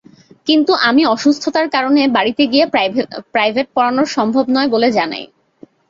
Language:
Bangla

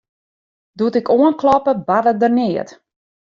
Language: Western Frisian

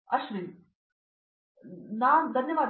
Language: Kannada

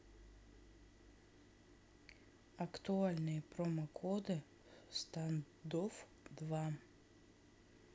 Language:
Russian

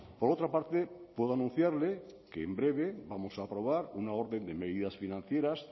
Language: Spanish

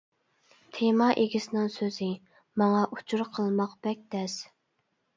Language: Uyghur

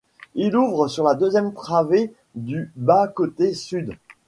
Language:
French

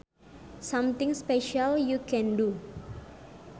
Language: Sundanese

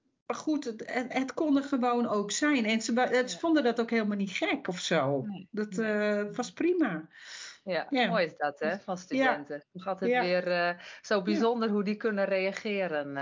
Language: Dutch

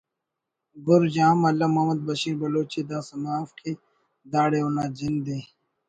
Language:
Brahui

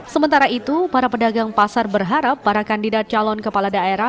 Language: Indonesian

